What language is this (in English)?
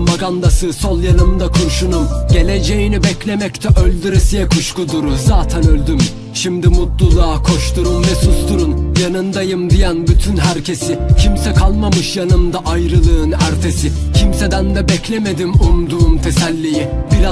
Turkish